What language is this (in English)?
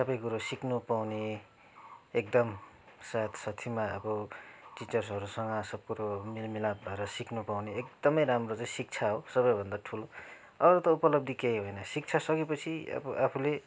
Nepali